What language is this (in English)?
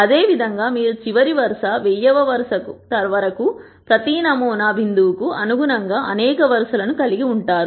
Telugu